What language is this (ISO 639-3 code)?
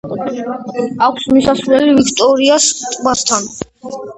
kat